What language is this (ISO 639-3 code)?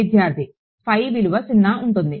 tel